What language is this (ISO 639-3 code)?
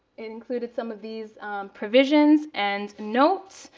eng